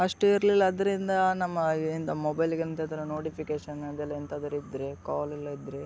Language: Kannada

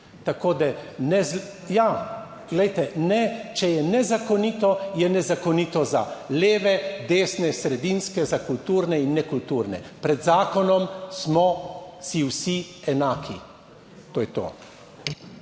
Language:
Slovenian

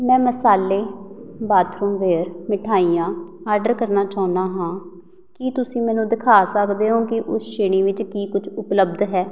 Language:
Punjabi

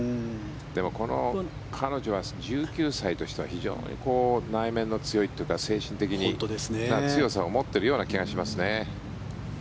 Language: Japanese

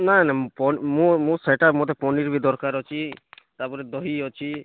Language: Odia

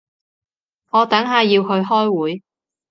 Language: Cantonese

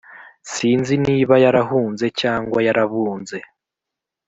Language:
Kinyarwanda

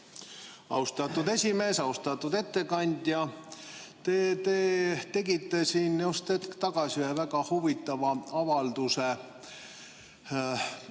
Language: Estonian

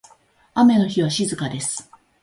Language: Japanese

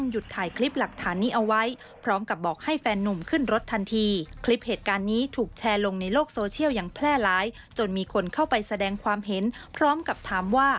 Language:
Thai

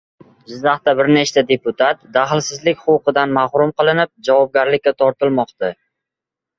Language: Uzbek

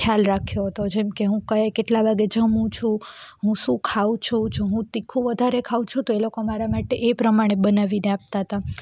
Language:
Gujarati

